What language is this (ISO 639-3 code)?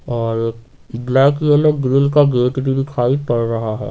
hin